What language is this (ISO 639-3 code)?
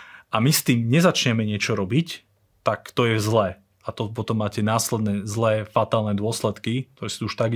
slk